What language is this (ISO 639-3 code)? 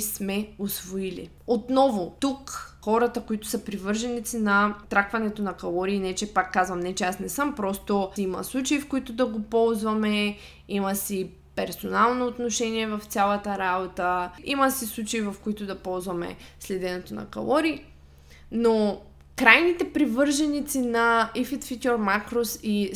bul